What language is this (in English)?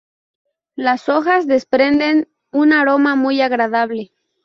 Spanish